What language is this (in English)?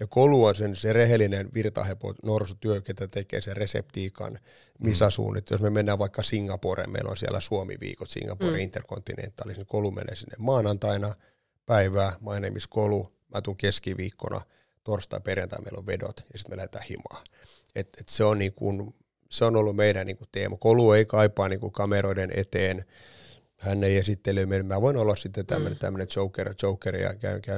Finnish